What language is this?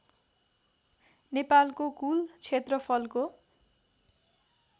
Nepali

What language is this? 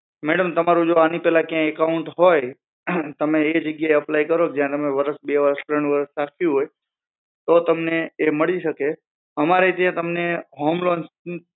Gujarati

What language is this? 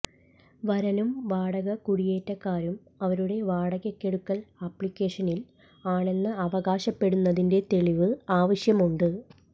Malayalam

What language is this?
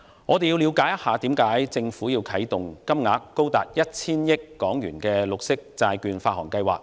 Cantonese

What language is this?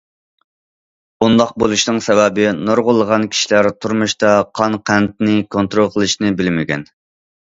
Uyghur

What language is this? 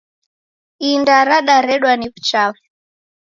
Taita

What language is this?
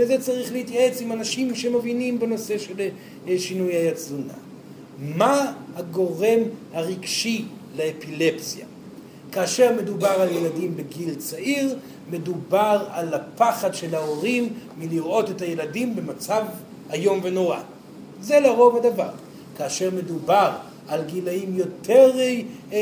Hebrew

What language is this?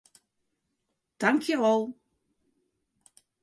Western Frisian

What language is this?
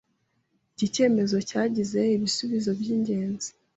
Kinyarwanda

